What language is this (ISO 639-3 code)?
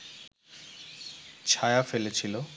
ben